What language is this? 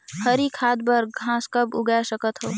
Chhattisgarhi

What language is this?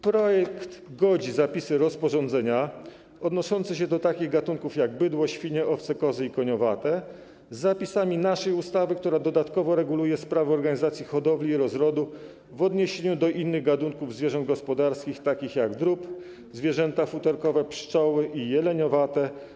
Polish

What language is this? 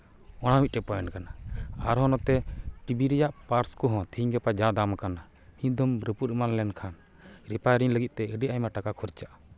Santali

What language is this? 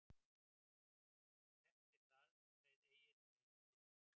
Icelandic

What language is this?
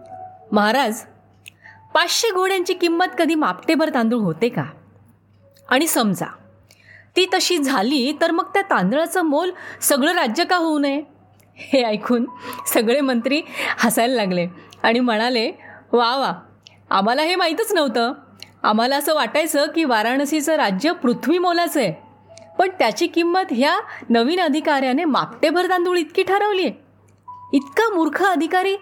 Marathi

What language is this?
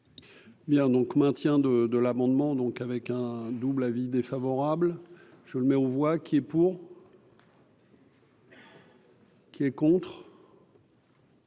French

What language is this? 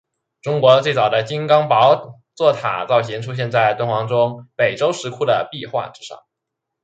Chinese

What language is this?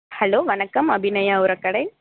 Tamil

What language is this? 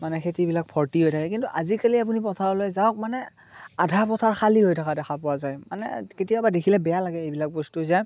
Assamese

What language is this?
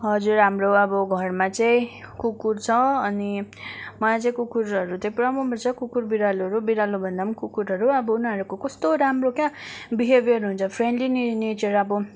Nepali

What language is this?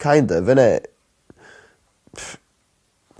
Welsh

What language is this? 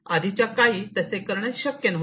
Marathi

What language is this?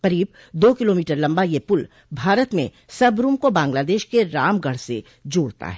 Hindi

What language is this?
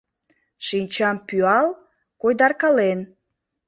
Mari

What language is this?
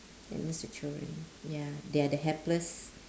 English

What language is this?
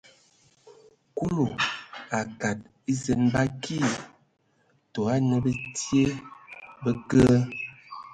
Ewondo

